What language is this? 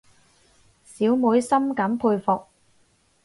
Cantonese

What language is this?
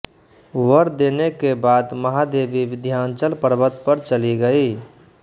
Hindi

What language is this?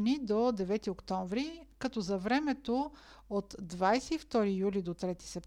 Bulgarian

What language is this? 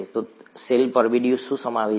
Gujarati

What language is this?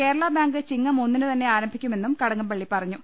Malayalam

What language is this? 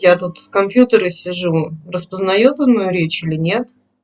Russian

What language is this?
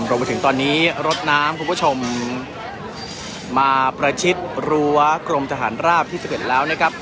Thai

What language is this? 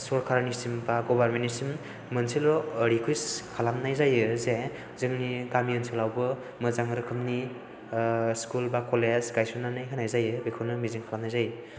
Bodo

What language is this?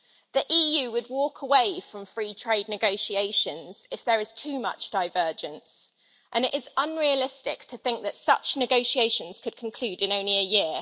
English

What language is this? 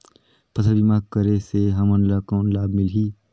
Chhattisgarhi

